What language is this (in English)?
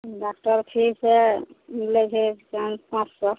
Maithili